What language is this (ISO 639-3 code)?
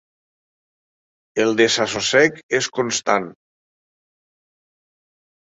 cat